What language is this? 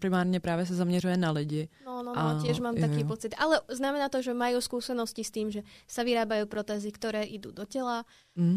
Czech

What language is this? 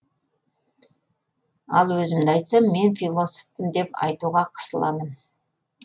Kazakh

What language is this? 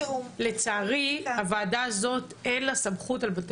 Hebrew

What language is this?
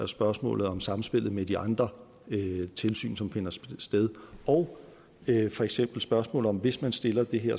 Danish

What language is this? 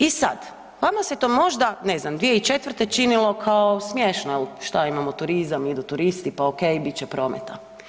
Croatian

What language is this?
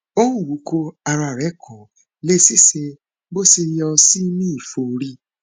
Yoruba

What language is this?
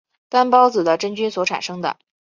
Chinese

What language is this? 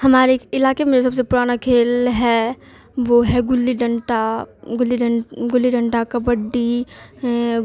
Urdu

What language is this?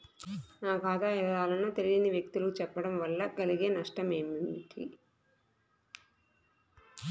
Telugu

